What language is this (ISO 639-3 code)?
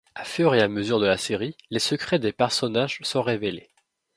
fra